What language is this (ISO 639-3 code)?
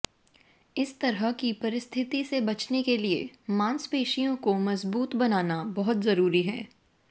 hin